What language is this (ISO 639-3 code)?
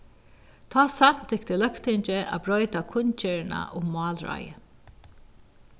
fao